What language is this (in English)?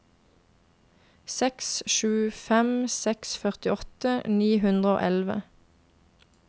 Norwegian